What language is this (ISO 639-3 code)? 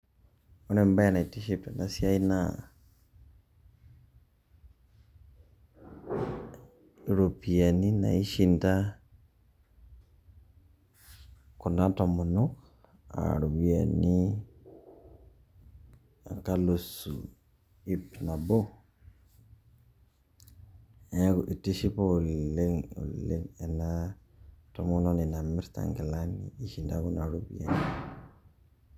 mas